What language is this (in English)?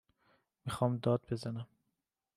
Persian